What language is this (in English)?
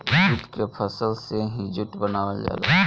Bhojpuri